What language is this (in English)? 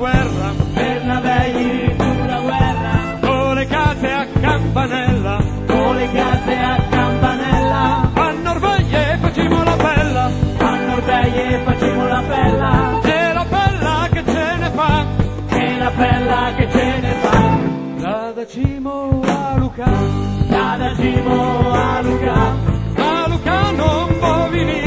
Italian